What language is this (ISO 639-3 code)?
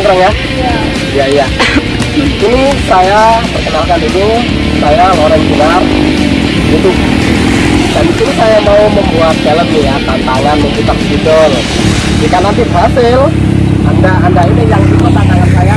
ind